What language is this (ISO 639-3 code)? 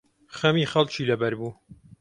ckb